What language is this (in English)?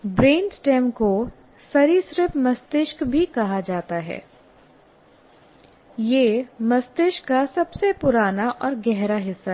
Hindi